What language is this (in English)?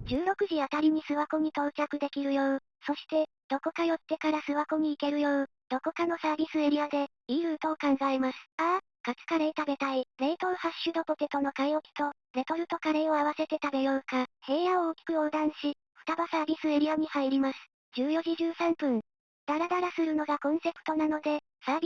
Japanese